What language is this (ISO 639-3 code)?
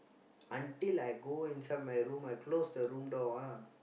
eng